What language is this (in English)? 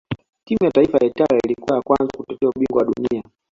Swahili